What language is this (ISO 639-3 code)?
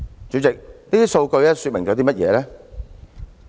yue